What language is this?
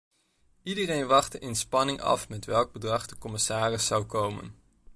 Dutch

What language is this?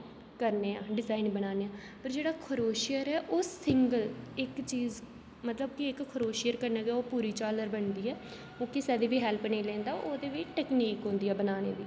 Dogri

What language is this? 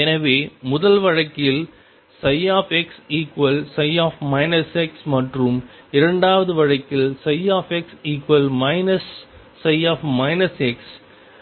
Tamil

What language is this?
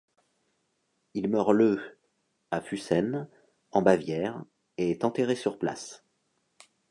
French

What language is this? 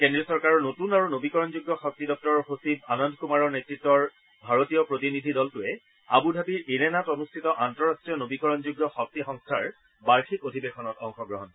Assamese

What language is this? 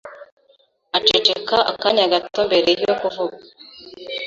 Kinyarwanda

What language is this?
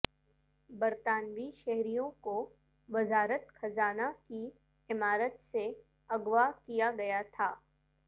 Urdu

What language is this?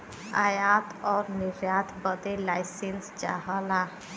Bhojpuri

